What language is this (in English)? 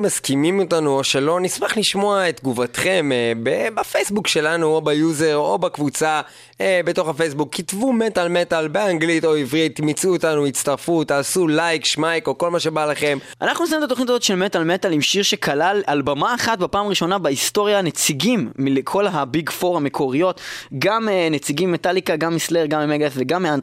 Hebrew